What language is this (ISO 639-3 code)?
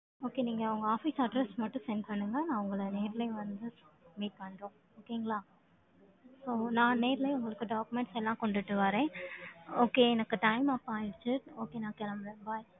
tam